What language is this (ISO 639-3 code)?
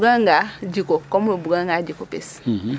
srr